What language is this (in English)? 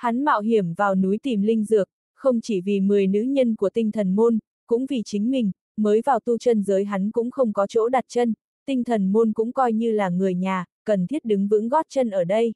Vietnamese